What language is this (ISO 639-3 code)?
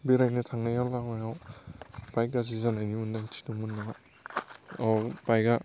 brx